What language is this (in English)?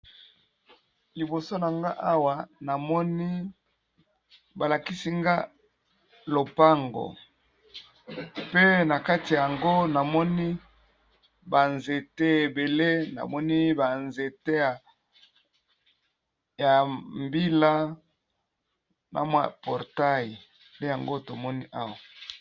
Lingala